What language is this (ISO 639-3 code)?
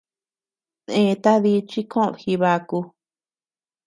cux